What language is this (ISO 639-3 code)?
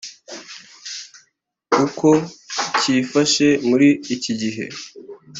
kin